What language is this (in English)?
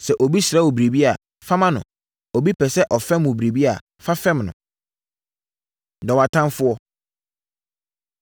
Akan